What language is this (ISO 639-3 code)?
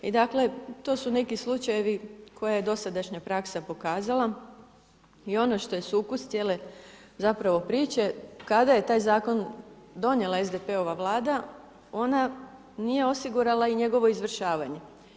hrv